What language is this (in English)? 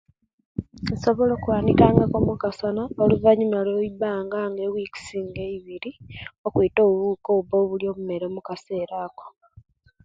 Kenyi